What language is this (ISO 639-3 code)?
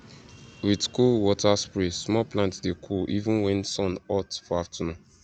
pcm